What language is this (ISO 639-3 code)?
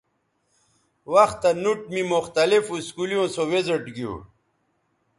btv